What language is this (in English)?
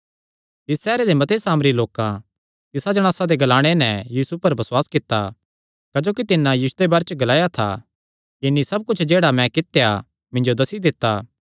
Kangri